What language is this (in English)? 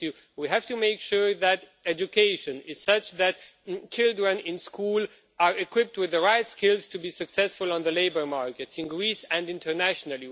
English